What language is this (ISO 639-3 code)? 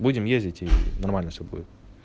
rus